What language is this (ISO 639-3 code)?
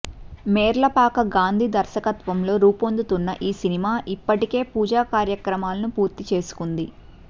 tel